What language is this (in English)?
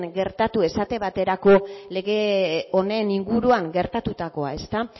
Basque